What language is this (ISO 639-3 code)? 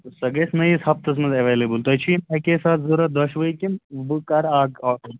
kas